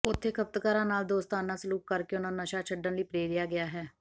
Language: Punjabi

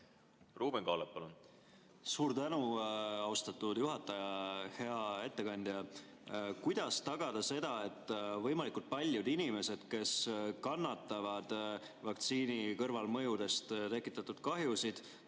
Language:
Estonian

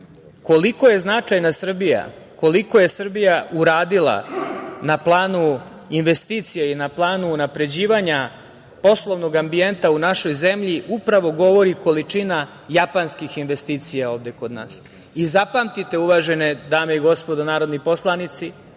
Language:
Serbian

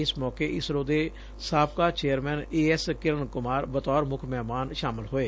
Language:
Punjabi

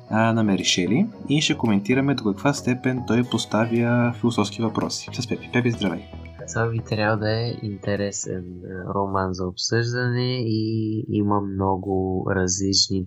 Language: Bulgarian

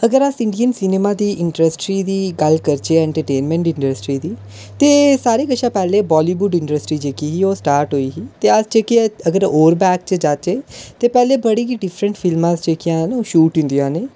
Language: Dogri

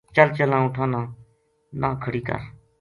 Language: Gujari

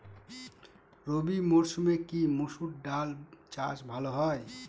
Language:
Bangla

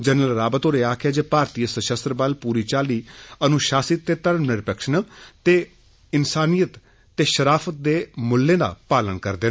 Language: Dogri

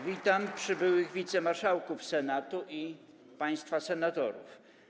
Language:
Polish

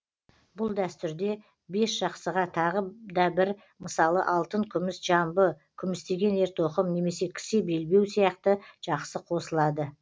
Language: Kazakh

